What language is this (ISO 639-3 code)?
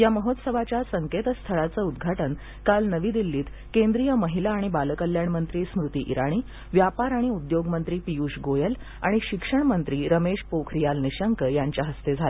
mar